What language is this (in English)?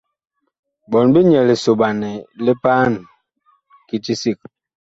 Bakoko